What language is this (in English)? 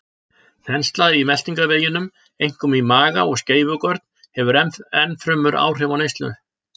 Icelandic